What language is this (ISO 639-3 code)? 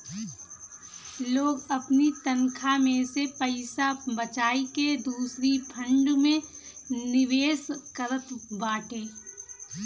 bho